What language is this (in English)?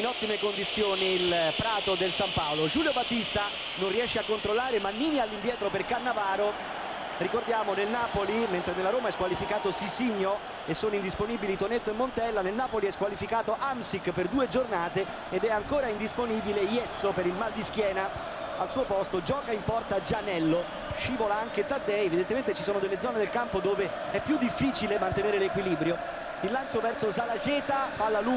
Italian